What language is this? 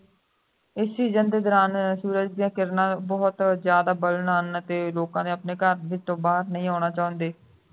Punjabi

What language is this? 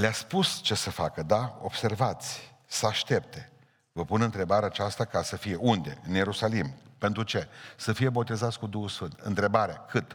Romanian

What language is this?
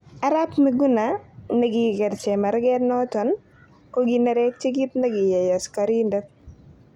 Kalenjin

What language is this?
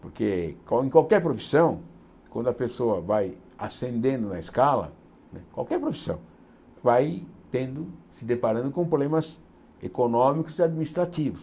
Portuguese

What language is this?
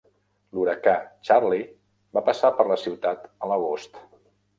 Catalan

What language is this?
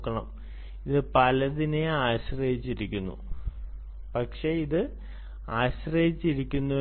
Malayalam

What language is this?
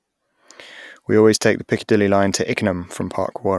English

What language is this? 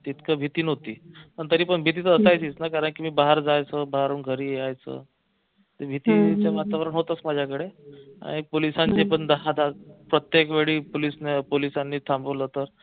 Marathi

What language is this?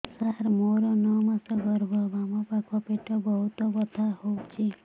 Odia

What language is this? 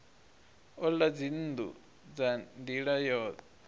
Venda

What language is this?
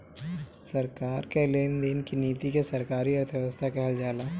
Bhojpuri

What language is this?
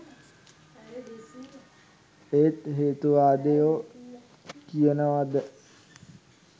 Sinhala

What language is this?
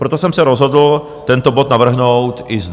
Czech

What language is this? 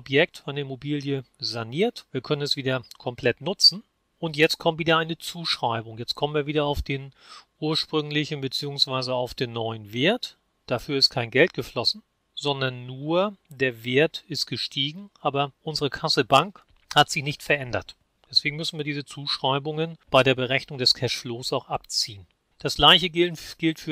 German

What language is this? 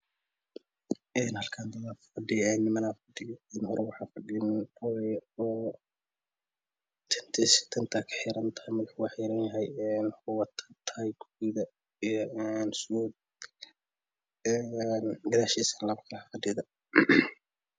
Somali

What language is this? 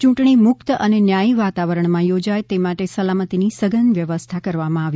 Gujarati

